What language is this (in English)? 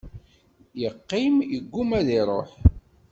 Kabyle